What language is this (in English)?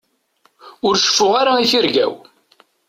Kabyle